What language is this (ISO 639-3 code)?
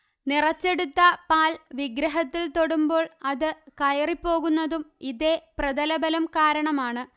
mal